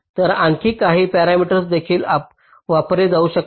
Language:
Marathi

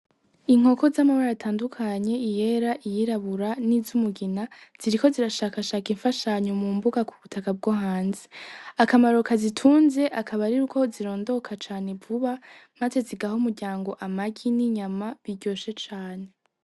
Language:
Rundi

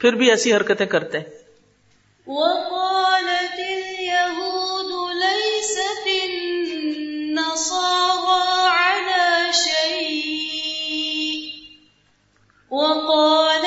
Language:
Urdu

